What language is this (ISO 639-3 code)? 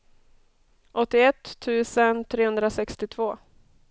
swe